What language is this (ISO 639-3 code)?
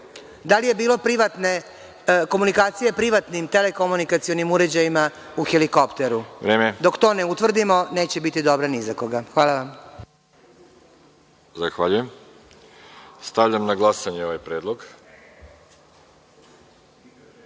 srp